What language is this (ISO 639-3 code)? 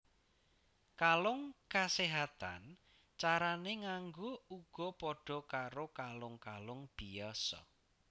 jav